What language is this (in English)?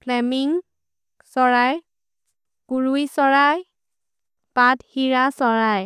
Maria (India)